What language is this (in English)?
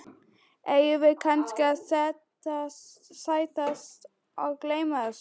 Icelandic